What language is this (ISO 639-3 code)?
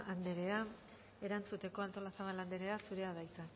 eus